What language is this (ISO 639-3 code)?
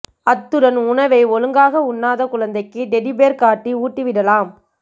tam